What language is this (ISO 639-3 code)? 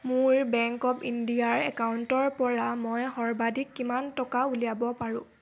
asm